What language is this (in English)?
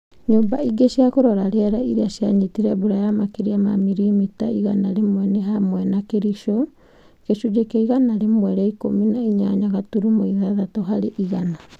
Kikuyu